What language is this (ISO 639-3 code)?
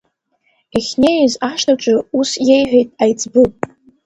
abk